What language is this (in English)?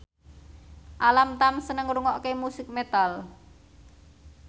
Javanese